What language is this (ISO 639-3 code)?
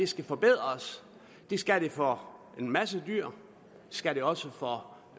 dan